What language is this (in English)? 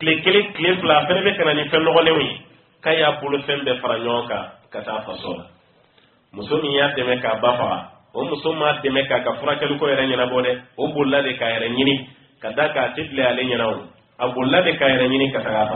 Romanian